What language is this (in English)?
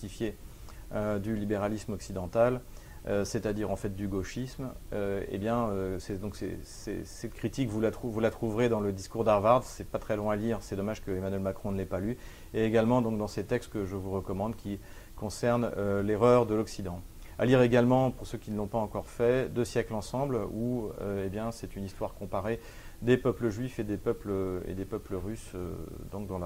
French